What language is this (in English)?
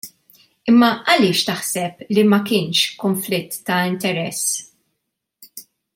Maltese